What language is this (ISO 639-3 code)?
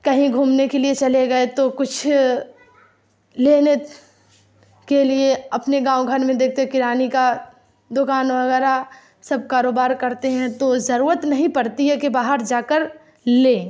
urd